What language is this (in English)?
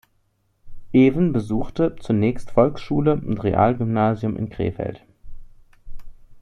German